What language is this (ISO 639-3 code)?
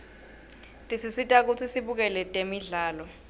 ssw